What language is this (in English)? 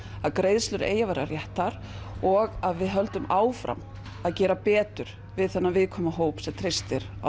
Icelandic